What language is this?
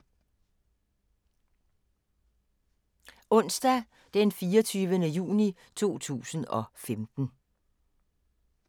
Danish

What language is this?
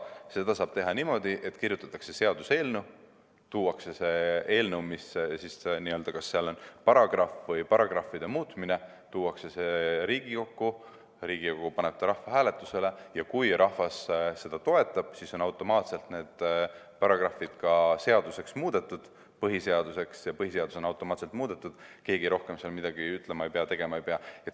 Estonian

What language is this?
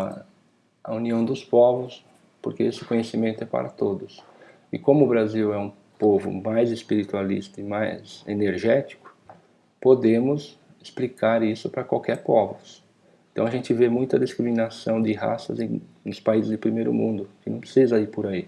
Portuguese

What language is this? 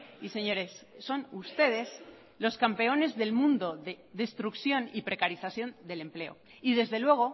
Spanish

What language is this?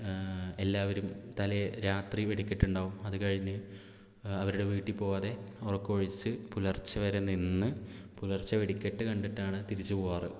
Malayalam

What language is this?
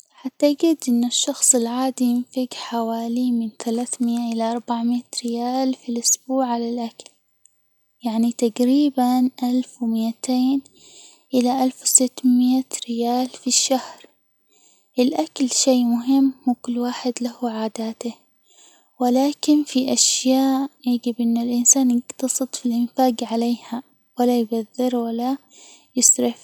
Hijazi Arabic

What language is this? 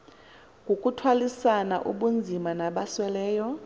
Xhosa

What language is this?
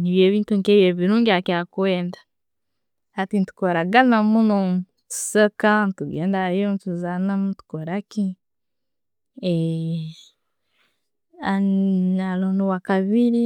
Tooro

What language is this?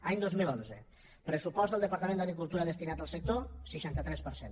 Catalan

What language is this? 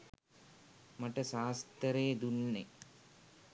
Sinhala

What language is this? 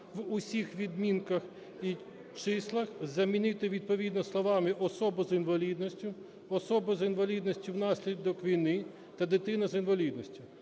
Ukrainian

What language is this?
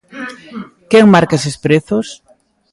Galician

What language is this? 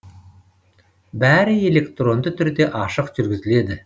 Kazakh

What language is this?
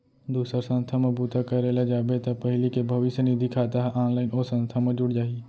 Chhattisgarhi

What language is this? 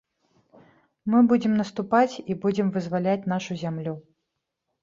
Belarusian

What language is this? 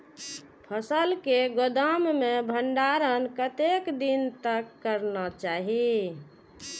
Maithili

